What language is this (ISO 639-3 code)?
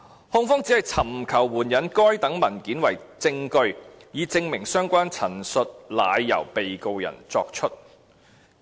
yue